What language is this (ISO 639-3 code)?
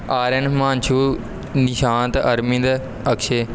pan